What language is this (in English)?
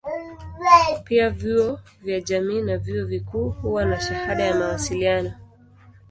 Swahili